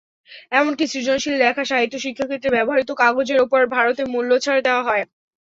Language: Bangla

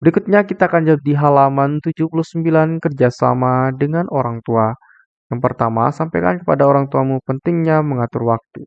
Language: Indonesian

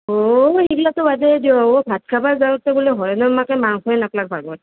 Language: Assamese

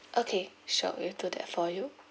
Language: English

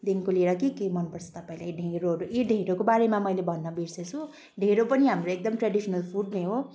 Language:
Nepali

